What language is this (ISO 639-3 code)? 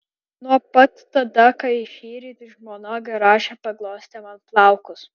lit